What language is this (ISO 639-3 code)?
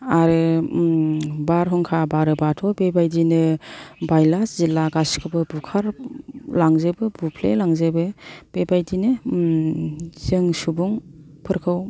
brx